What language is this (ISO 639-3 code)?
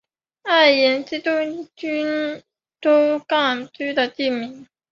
zho